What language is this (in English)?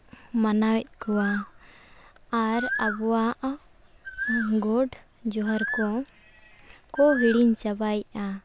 Santali